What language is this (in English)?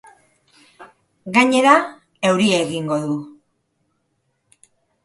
Basque